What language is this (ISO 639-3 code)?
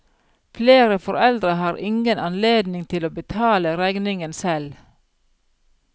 nor